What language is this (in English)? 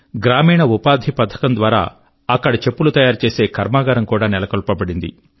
Telugu